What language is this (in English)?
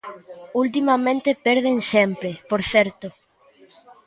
Galician